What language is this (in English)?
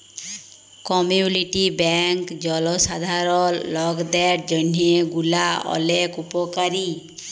Bangla